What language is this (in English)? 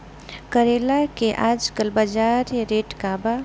Bhojpuri